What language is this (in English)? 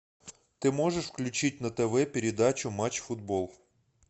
Russian